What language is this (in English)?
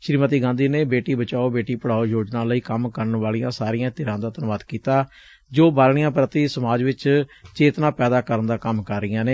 Punjabi